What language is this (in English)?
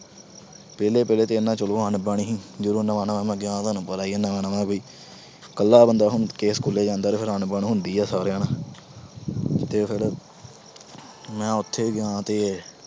Punjabi